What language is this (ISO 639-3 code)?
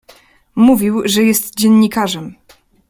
pol